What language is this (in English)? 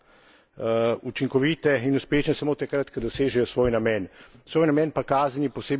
Slovenian